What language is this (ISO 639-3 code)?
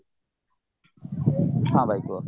ori